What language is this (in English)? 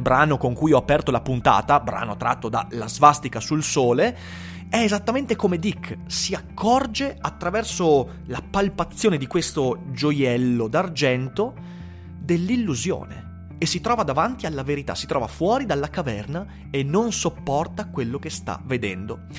Italian